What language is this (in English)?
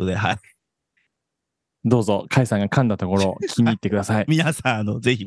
Japanese